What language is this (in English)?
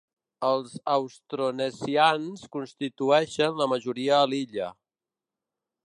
Catalan